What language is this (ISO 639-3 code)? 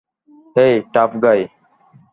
ben